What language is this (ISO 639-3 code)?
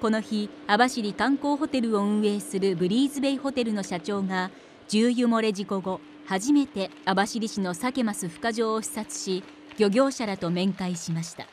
jpn